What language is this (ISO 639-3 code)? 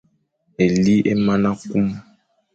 fan